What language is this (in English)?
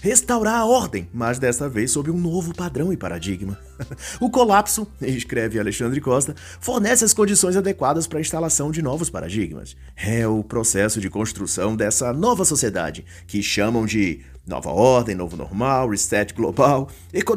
Portuguese